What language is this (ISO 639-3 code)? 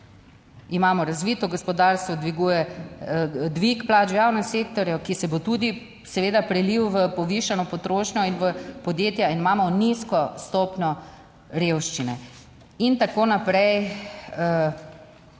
slv